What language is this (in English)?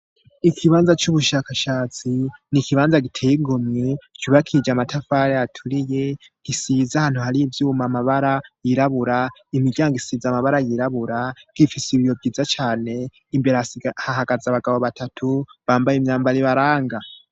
Rundi